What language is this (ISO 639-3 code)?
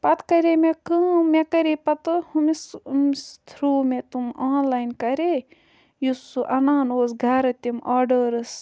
kas